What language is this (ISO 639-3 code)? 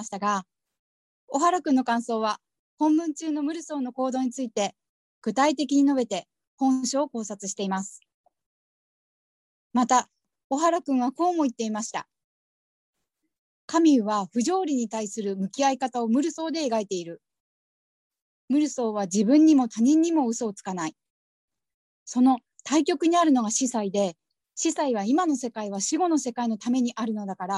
jpn